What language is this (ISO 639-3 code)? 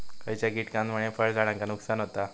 mar